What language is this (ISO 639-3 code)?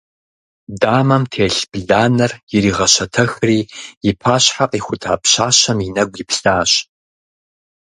kbd